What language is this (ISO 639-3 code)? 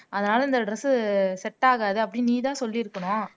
tam